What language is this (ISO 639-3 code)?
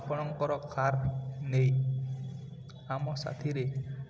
ori